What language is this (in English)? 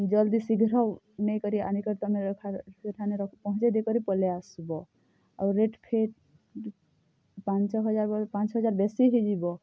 Odia